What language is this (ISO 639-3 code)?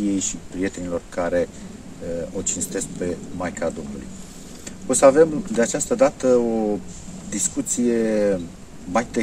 ron